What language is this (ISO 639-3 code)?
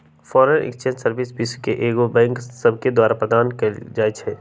mag